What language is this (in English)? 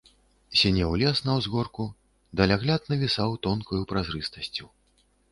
Belarusian